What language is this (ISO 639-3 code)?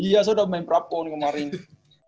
ind